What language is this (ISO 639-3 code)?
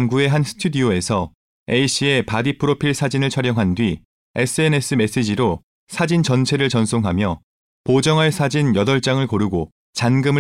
kor